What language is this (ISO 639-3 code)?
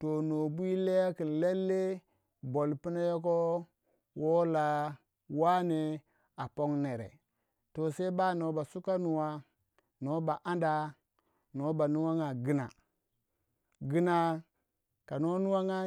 wja